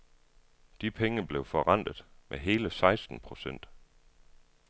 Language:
Danish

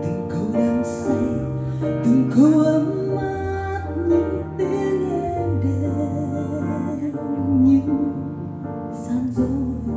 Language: Vietnamese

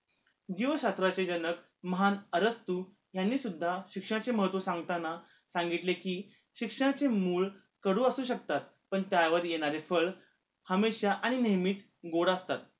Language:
Marathi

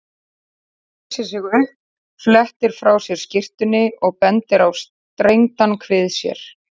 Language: Icelandic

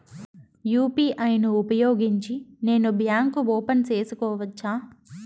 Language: Telugu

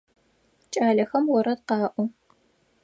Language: Adyghe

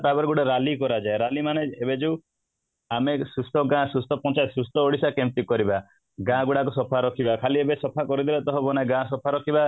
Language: Odia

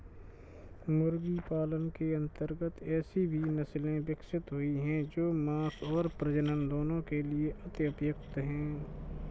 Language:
Hindi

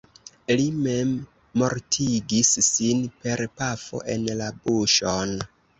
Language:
Esperanto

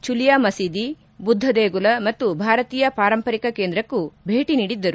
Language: Kannada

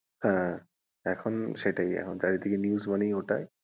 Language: Bangla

